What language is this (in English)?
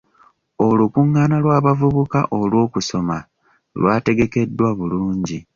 Ganda